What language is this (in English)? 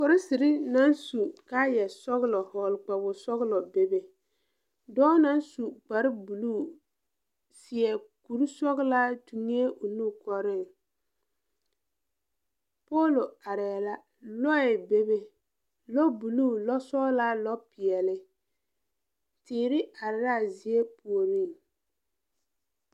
Southern Dagaare